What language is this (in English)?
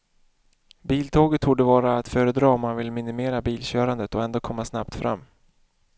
Swedish